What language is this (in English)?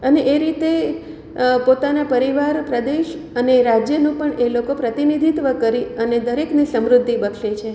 Gujarati